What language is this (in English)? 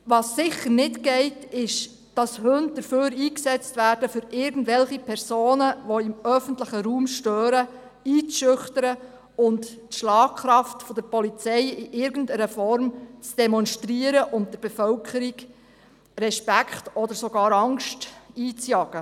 Swiss German